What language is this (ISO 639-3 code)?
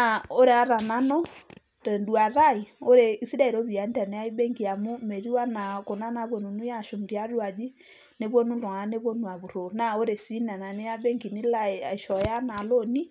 mas